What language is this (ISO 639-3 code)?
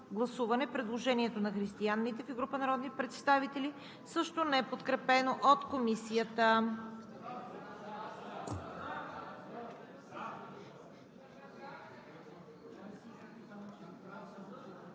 bul